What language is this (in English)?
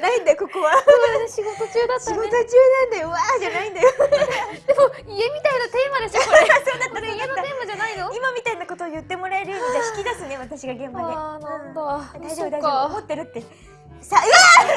Japanese